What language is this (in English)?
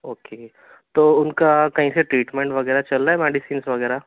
Urdu